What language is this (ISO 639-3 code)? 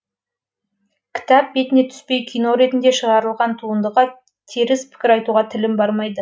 kaz